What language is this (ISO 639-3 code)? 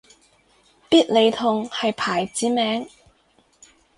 yue